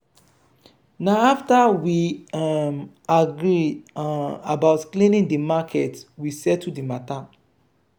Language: Nigerian Pidgin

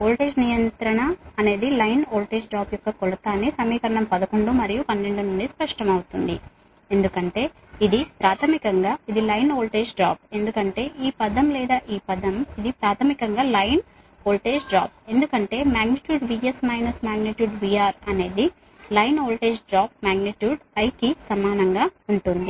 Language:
Telugu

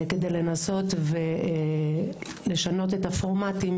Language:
Hebrew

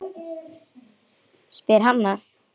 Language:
Icelandic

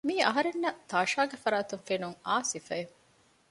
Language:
Divehi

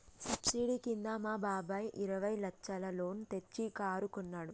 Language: Telugu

